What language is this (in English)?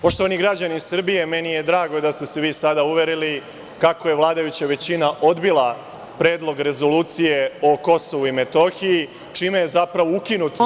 Serbian